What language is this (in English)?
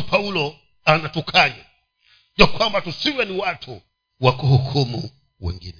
Swahili